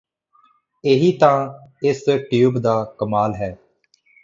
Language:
Punjabi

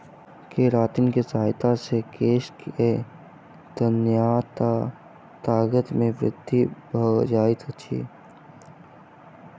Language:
Maithili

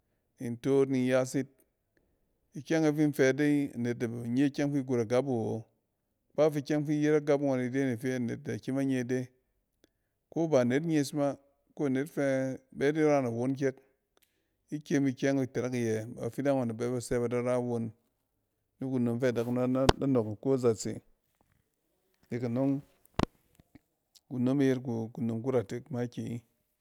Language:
Cen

